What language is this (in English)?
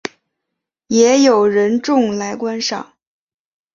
Chinese